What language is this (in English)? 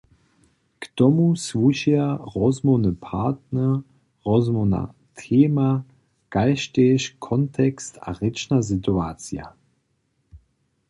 Upper Sorbian